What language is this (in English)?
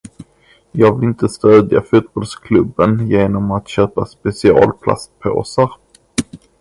Swedish